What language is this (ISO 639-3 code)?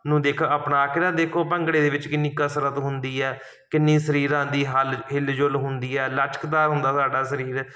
pan